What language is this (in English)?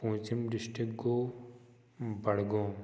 Kashmiri